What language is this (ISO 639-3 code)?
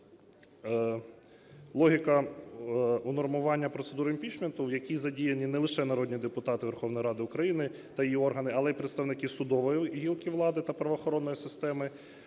ukr